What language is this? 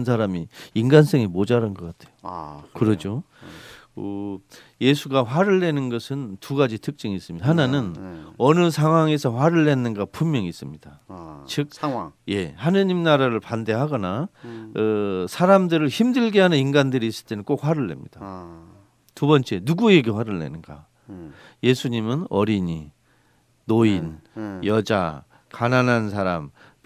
Korean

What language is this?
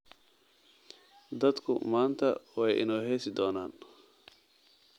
Somali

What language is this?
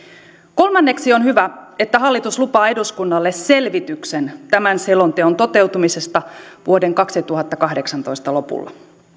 Finnish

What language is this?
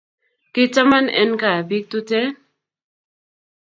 Kalenjin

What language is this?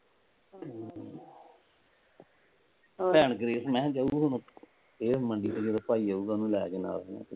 Punjabi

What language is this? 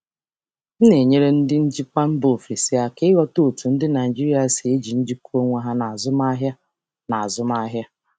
Igbo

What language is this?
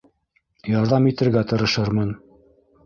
Bashkir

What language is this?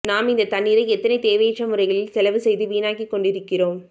Tamil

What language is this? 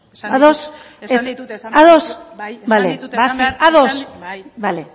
Basque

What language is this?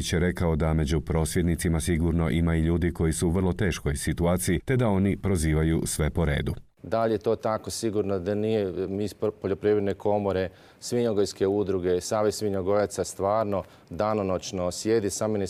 Croatian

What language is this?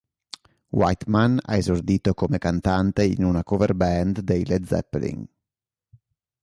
Italian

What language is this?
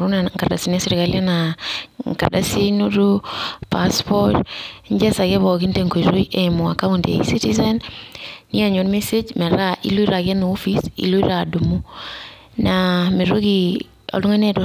Masai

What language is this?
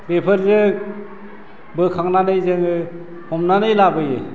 Bodo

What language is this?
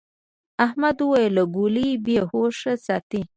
Pashto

